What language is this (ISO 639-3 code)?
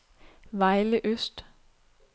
dan